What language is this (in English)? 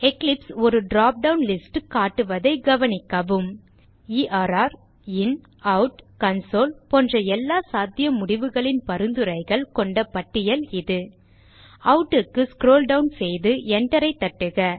Tamil